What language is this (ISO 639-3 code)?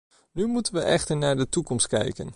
nld